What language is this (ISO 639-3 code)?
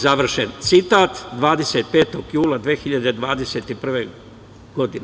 srp